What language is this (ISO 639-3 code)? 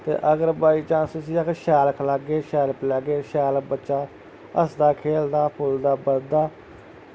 doi